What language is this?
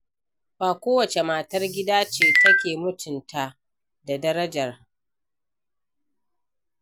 Hausa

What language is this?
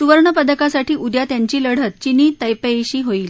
Marathi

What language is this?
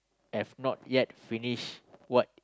English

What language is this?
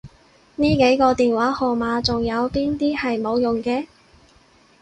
Cantonese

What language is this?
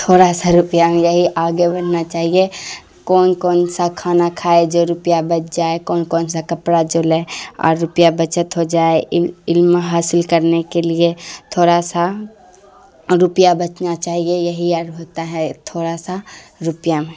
Urdu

